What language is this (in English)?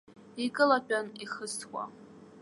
Abkhazian